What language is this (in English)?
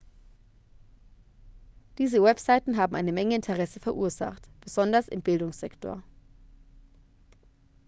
German